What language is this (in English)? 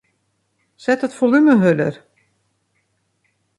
Western Frisian